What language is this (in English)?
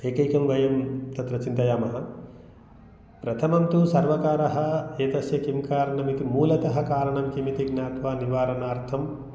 Sanskrit